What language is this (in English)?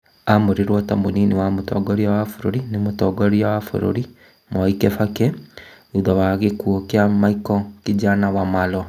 Kikuyu